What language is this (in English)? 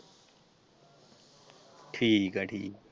Punjabi